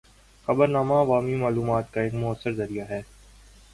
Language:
Urdu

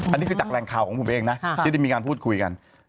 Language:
Thai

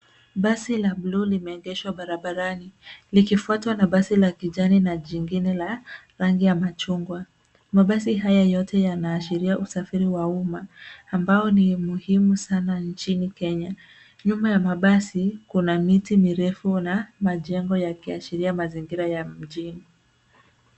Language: Swahili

